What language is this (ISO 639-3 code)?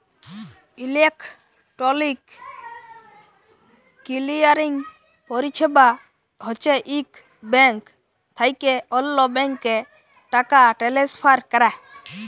ben